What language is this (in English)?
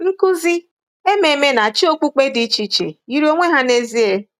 Igbo